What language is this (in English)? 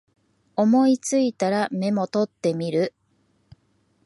Japanese